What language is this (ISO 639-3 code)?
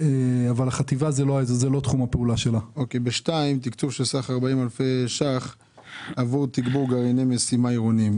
heb